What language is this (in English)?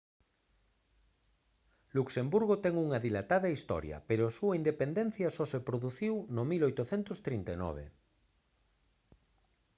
Galician